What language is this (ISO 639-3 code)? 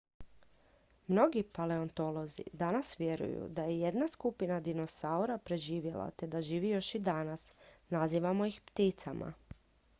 hrv